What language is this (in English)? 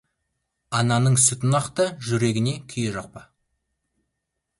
Kazakh